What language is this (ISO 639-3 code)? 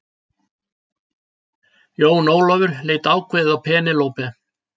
isl